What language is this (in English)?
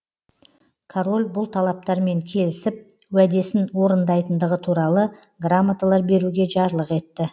Kazakh